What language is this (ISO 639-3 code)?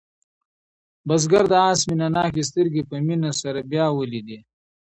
pus